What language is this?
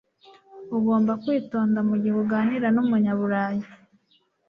Kinyarwanda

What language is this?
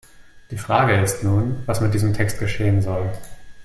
German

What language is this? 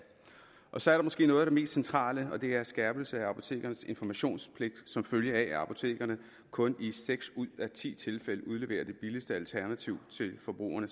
Danish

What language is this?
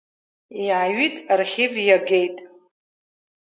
Abkhazian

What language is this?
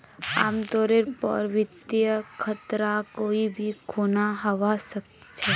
Magahi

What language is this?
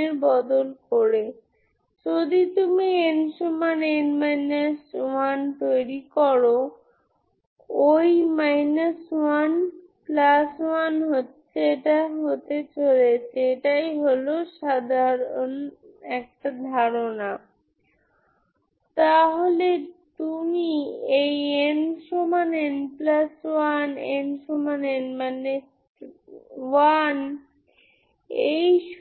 Bangla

